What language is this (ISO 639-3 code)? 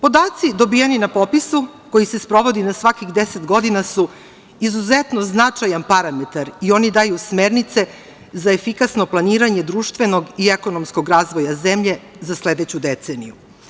srp